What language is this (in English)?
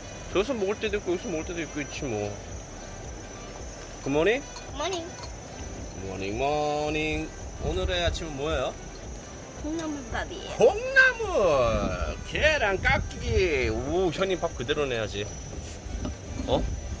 Korean